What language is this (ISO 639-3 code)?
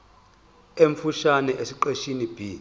zul